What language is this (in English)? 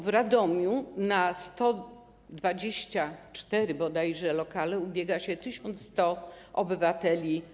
Polish